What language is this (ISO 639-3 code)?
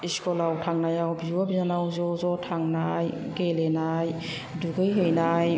brx